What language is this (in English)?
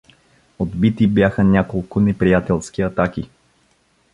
Bulgarian